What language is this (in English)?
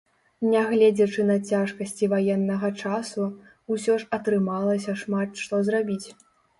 Belarusian